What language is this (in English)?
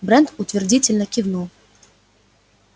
Russian